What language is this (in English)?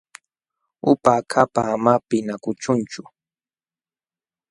Jauja Wanca Quechua